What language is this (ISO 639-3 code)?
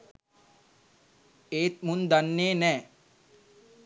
sin